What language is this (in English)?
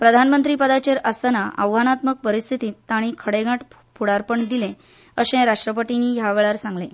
Konkani